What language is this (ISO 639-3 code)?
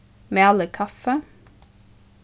fao